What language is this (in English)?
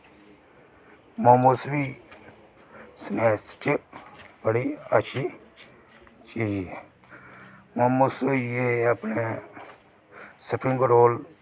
Dogri